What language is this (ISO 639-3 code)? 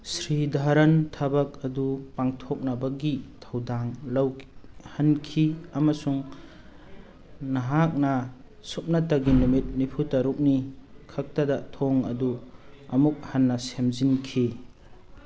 mni